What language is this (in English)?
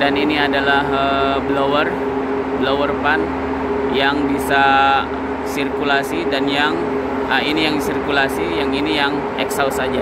Indonesian